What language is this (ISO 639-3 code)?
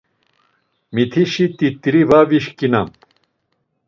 lzz